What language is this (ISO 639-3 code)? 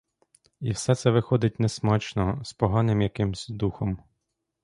ukr